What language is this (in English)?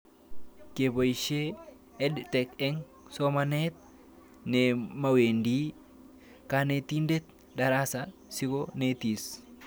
Kalenjin